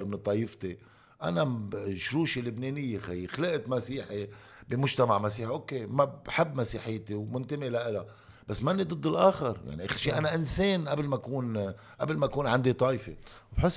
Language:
Arabic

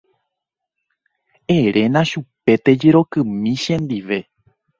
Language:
Guarani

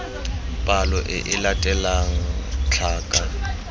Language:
Tswana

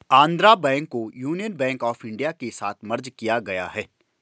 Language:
Hindi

